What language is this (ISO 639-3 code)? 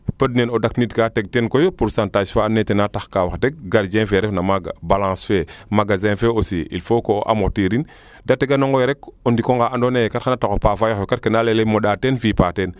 srr